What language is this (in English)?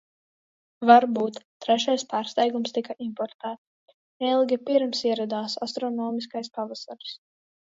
Latvian